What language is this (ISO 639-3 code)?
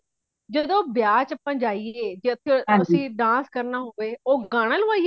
pan